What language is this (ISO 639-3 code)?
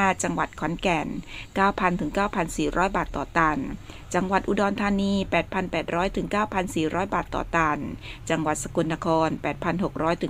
tha